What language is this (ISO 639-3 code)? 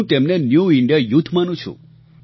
guj